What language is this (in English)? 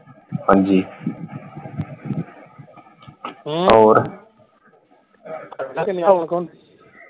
Punjabi